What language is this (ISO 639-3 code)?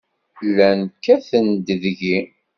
kab